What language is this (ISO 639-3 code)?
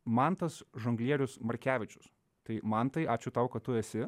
lit